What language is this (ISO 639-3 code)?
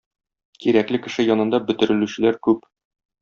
tat